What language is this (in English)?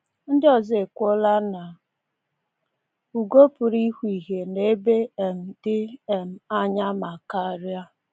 Igbo